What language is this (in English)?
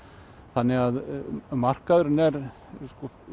Icelandic